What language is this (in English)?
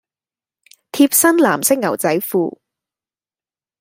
Cantonese